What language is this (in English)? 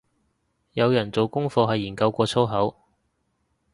Cantonese